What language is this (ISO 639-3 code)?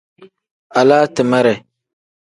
kdh